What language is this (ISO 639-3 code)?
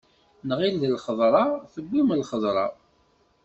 kab